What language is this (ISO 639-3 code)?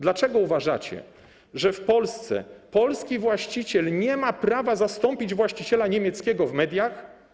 pol